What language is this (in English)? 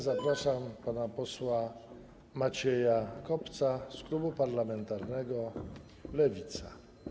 Polish